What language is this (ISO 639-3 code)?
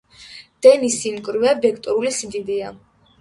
kat